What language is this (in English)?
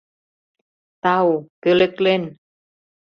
Mari